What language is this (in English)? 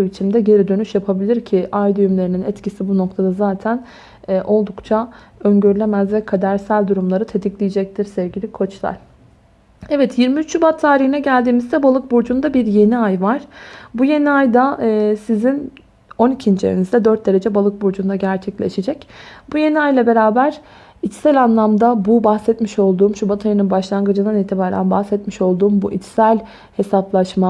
Turkish